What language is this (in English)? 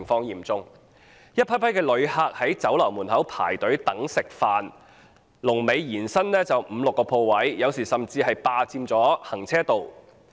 Cantonese